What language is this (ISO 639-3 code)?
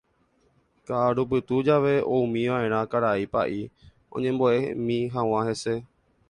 grn